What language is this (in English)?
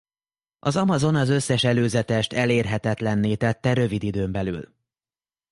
Hungarian